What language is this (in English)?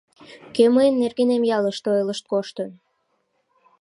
Mari